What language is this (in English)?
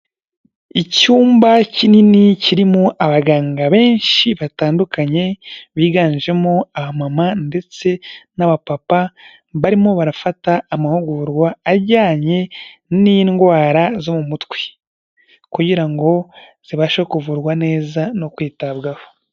Kinyarwanda